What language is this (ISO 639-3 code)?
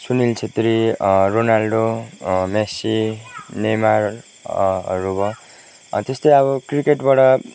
nep